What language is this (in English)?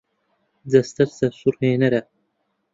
Central Kurdish